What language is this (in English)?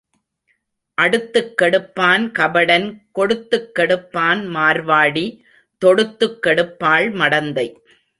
Tamil